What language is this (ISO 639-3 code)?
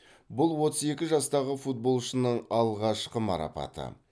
kaz